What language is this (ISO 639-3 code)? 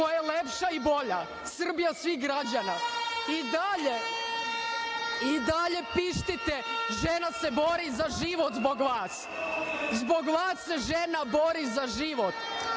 srp